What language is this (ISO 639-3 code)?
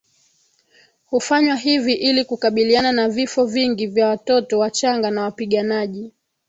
swa